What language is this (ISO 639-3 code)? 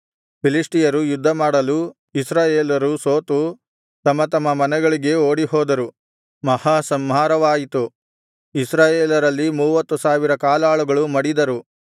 kan